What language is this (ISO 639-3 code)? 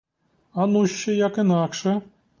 ukr